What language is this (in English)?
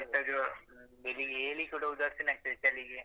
Kannada